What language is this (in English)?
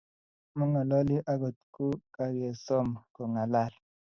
Kalenjin